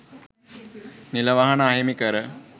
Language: Sinhala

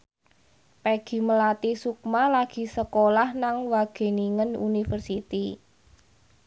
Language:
Javanese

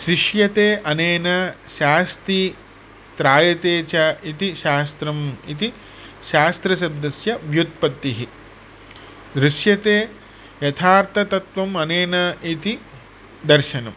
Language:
Sanskrit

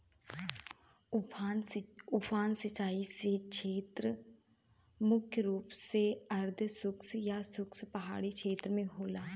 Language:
Bhojpuri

